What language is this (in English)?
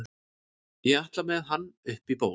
Icelandic